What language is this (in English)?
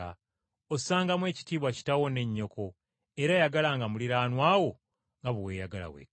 Ganda